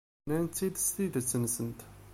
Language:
Kabyle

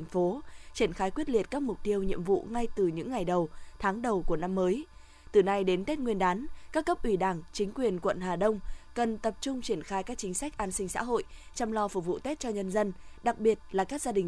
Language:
Vietnamese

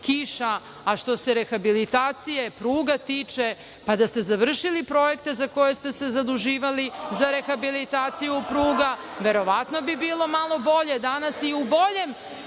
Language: Serbian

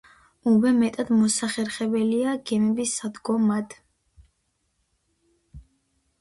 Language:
Georgian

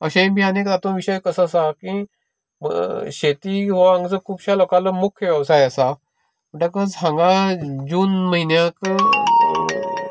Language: Konkani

